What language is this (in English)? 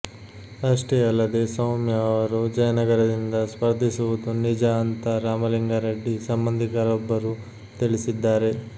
Kannada